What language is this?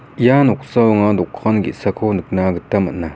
Garo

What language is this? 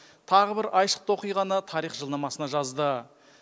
Kazakh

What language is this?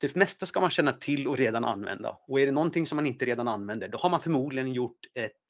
Swedish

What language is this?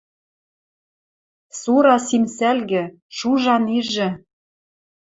Western Mari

